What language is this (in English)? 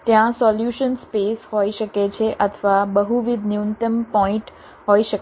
Gujarati